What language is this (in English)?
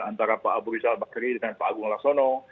Indonesian